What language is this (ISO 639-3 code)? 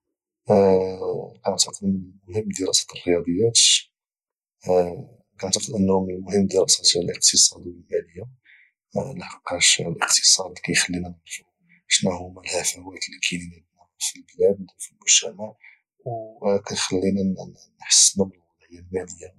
ary